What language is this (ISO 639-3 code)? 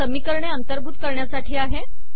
mar